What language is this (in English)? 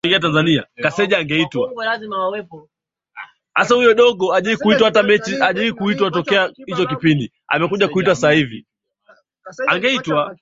Swahili